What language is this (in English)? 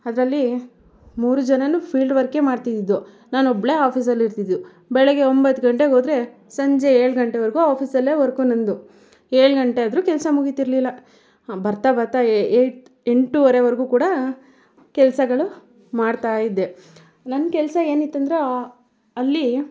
Kannada